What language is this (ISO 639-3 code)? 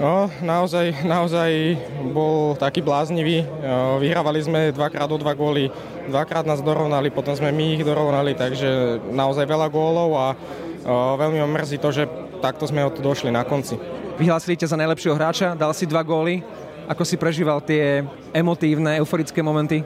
slk